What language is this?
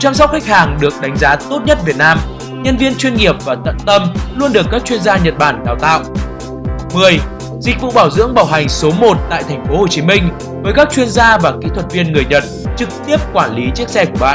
Vietnamese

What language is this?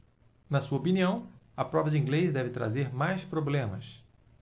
Portuguese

